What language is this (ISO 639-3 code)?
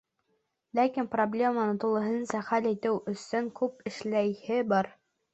bak